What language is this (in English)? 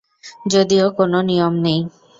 Bangla